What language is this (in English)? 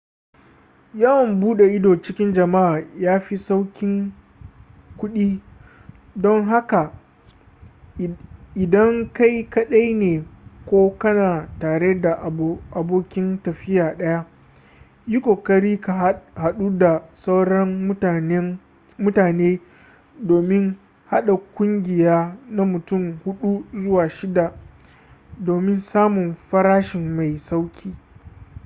Hausa